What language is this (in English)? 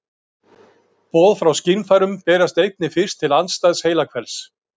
Icelandic